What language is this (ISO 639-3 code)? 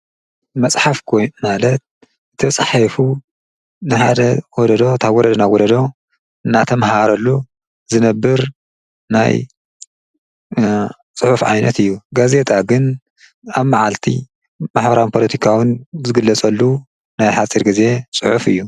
tir